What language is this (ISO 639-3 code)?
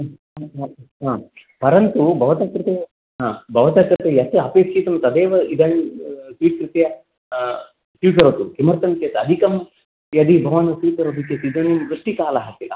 san